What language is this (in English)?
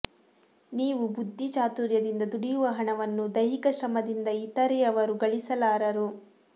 Kannada